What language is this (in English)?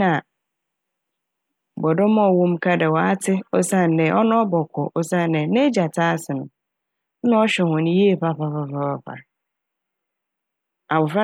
Akan